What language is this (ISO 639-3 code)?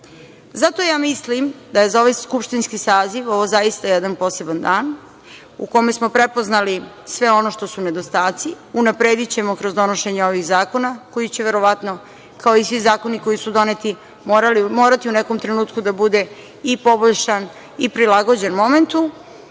srp